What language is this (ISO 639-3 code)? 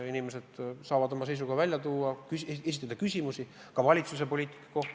est